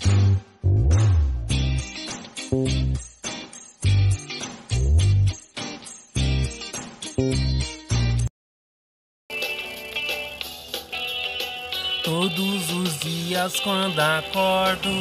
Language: Portuguese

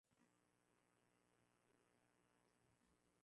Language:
Swahili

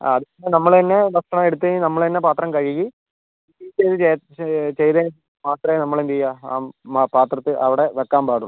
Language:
Malayalam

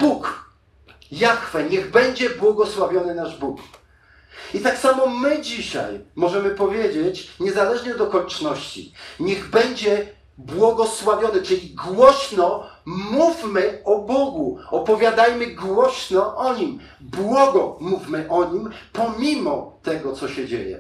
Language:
Polish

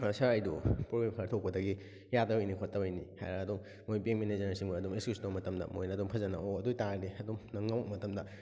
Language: Manipuri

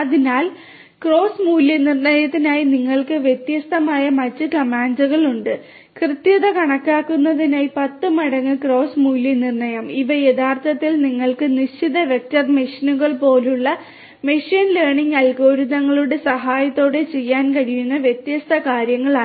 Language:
Malayalam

